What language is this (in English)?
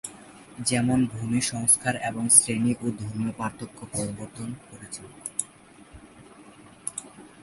Bangla